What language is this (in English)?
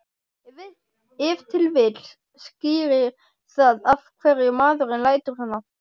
Icelandic